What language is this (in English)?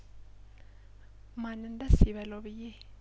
Amharic